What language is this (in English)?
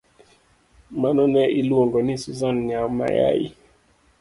Luo (Kenya and Tanzania)